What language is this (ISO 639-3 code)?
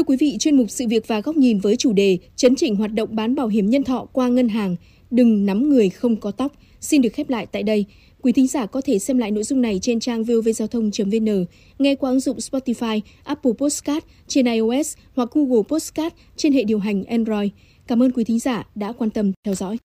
vie